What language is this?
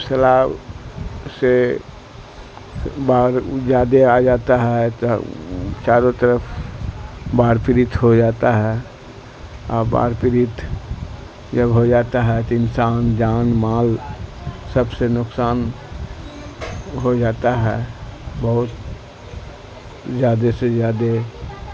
Urdu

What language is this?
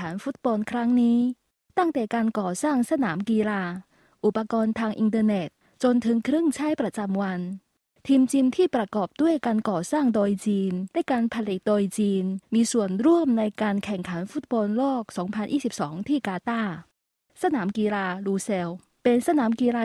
Thai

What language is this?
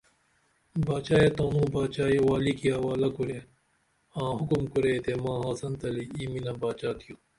Dameli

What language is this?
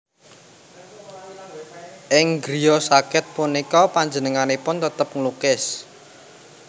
Javanese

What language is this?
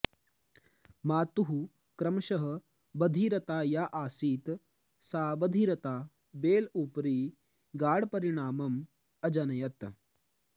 Sanskrit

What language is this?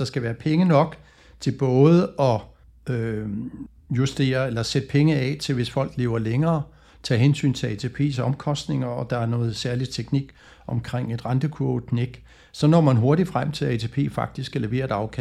Danish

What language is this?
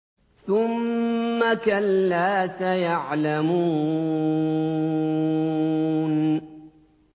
Arabic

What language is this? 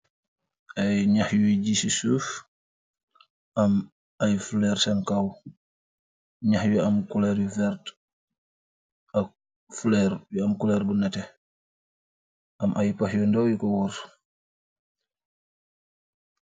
Wolof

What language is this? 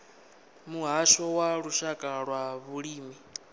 Venda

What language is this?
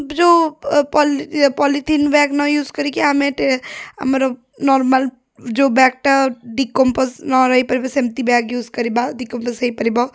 Odia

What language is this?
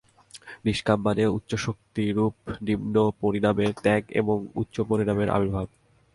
Bangla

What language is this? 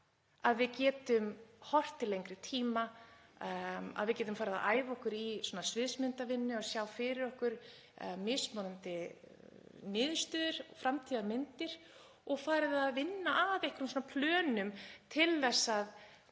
Icelandic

